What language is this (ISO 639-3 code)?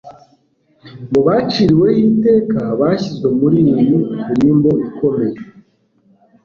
kin